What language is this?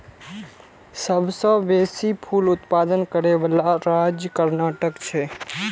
Maithili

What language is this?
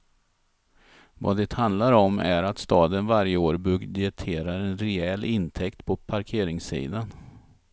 Swedish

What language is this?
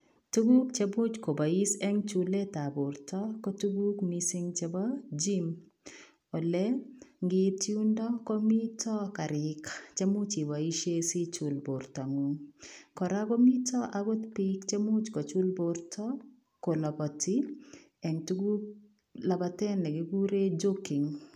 Kalenjin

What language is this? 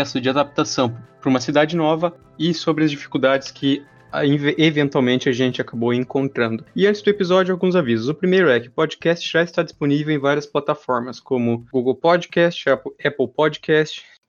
Portuguese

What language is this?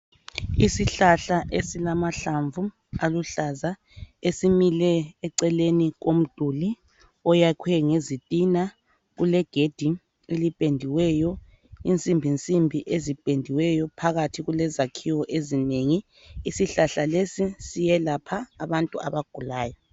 North Ndebele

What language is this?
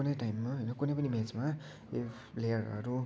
Nepali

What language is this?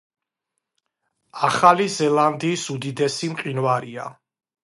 Georgian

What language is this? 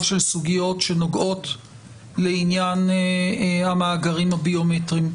Hebrew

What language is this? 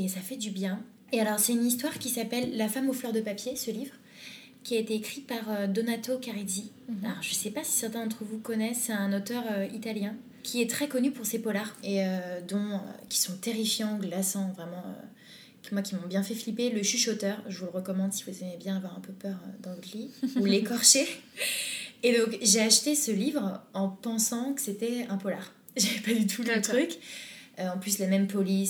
French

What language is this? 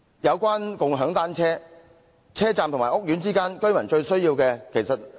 Cantonese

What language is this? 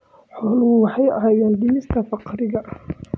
Somali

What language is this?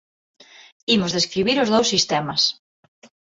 Galician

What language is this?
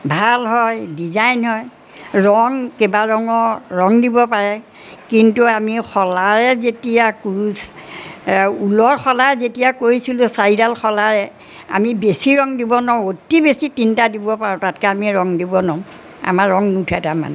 Assamese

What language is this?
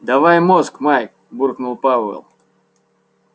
Russian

